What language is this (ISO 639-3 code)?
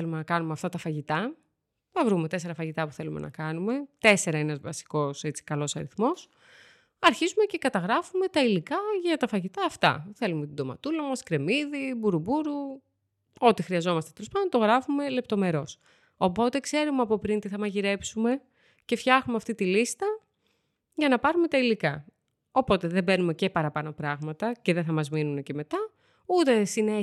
ell